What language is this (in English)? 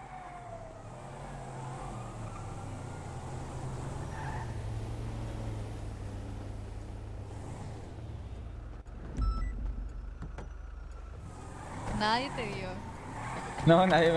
Spanish